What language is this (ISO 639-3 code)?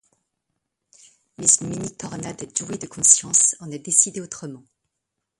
fra